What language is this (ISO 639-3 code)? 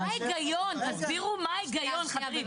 heb